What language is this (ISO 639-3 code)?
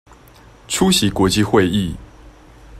zho